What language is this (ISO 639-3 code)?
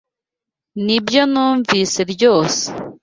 kin